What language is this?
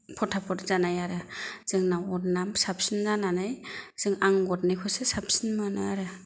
Bodo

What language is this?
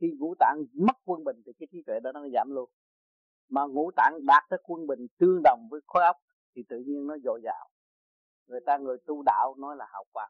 Vietnamese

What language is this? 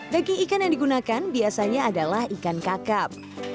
Indonesian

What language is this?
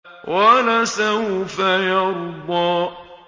Arabic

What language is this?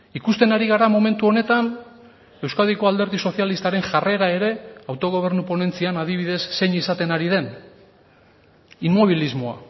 Basque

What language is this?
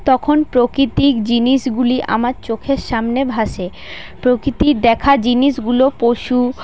Bangla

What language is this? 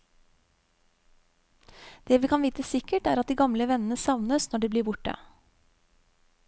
Norwegian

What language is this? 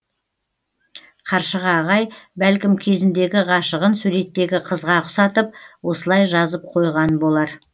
Kazakh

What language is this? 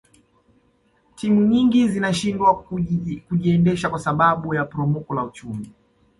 Swahili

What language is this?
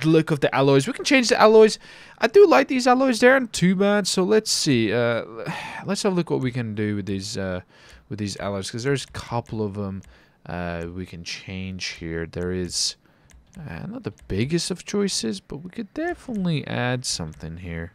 English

